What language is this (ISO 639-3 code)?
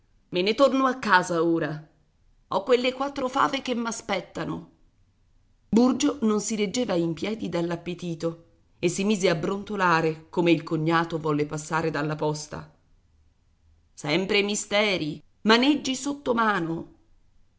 ita